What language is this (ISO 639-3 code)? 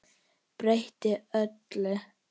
isl